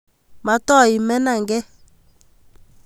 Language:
Kalenjin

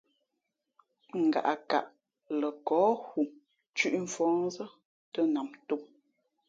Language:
Fe'fe'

